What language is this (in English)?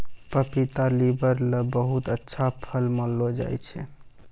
Maithili